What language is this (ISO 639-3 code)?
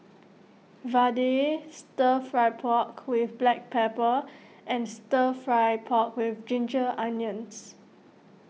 eng